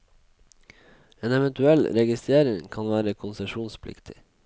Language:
Norwegian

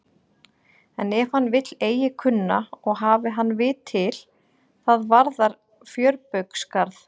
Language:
Icelandic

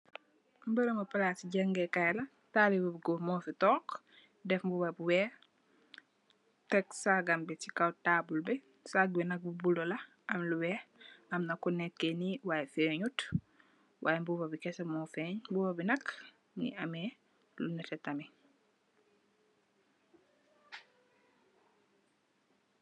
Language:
Wolof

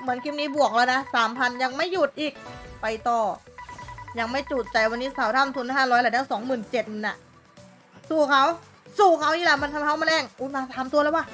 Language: Thai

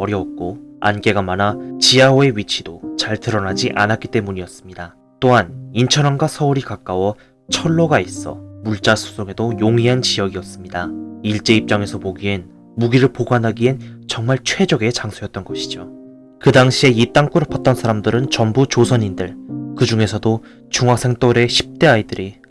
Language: Korean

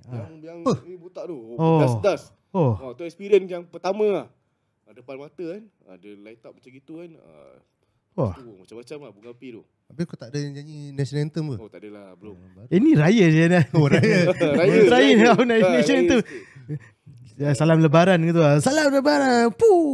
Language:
Malay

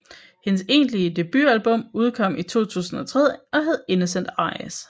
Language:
Danish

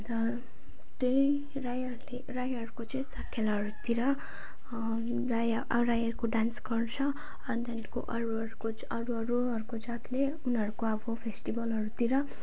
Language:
Nepali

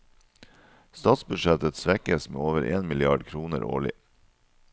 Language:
Norwegian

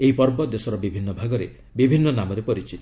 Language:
Odia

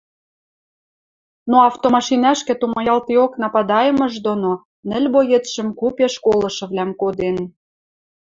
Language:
Western Mari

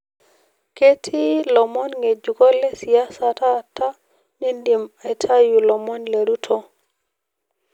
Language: Masai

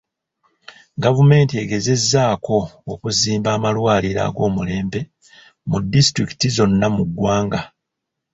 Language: Ganda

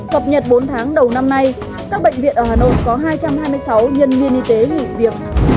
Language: Vietnamese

